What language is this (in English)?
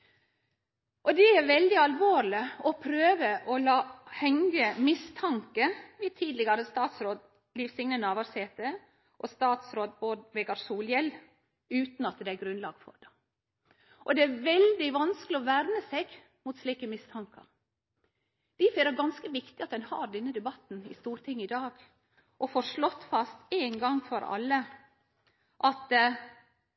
Norwegian Nynorsk